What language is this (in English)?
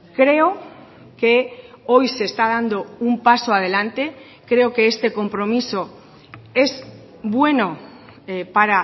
Spanish